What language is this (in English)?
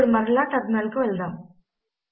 Telugu